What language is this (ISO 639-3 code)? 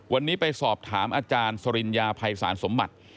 tha